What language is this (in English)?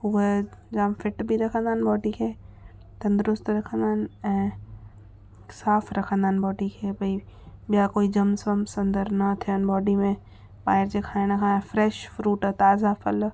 Sindhi